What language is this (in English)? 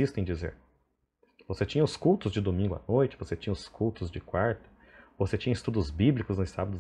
Portuguese